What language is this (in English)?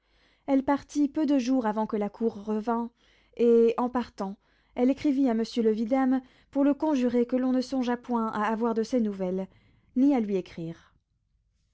French